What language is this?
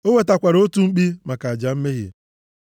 Igbo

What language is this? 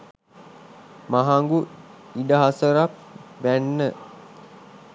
Sinhala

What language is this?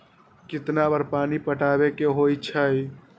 Magahi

